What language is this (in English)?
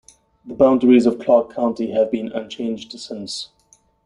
English